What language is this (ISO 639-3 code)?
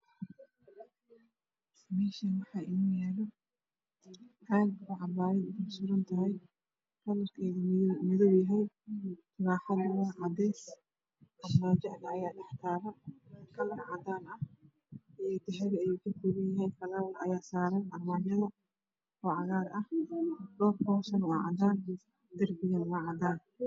som